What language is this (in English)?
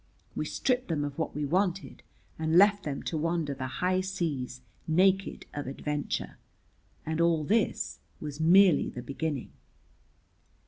English